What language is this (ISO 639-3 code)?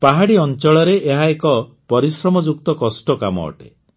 ori